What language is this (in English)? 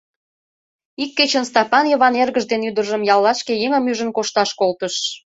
Mari